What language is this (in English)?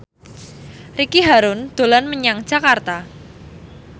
Javanese